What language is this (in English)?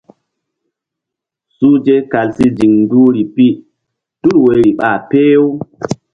Mbum